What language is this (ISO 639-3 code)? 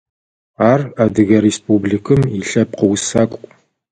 ady